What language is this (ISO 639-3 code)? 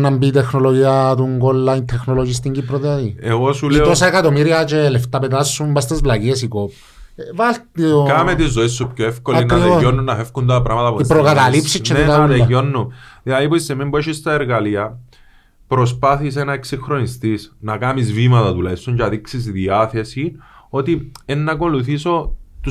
ell